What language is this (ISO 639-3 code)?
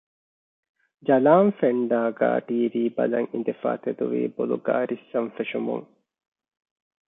div